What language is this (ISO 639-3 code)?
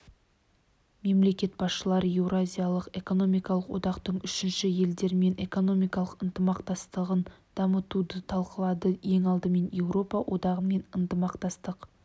kaz